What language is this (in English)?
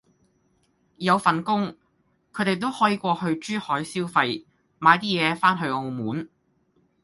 Cantonese